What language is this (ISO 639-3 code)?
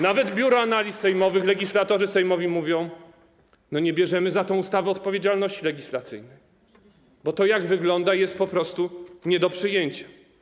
pol